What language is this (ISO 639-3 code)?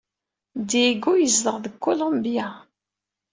kab